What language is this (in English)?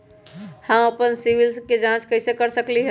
Magahi